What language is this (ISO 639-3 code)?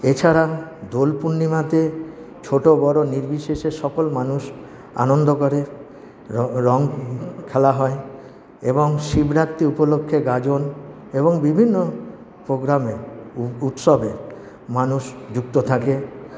ben